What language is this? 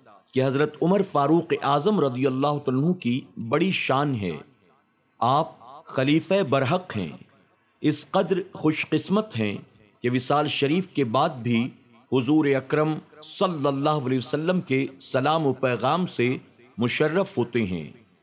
Urdu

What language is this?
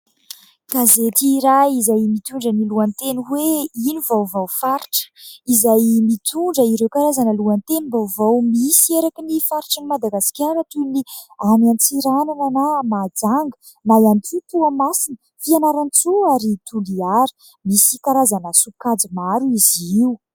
Malagasy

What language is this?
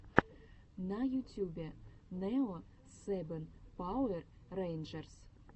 Russian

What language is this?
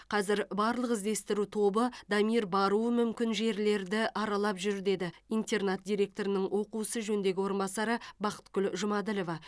Kazakh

